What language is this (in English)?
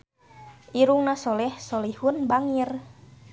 Sundanese